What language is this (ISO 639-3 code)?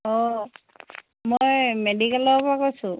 asm